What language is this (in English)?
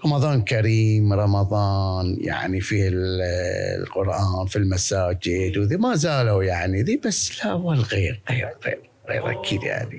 Arabic